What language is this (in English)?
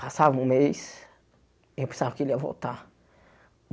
Portuguese